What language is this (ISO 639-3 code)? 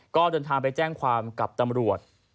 tha